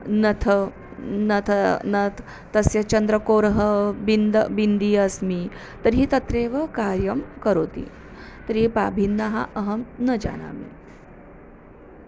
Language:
Sanskrit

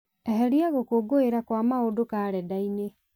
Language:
Kikuyu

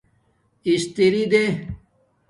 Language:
Domaaki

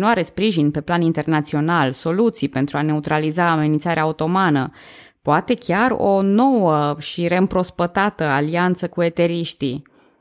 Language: Romanian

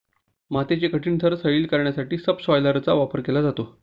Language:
Marathi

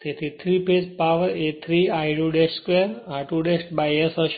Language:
Gujarati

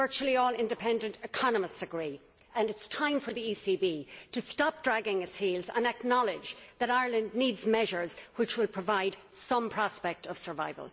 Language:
English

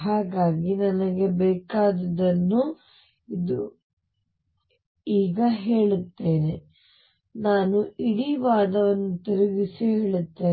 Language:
Kannada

